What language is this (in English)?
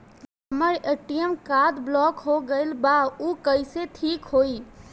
Bhojpuri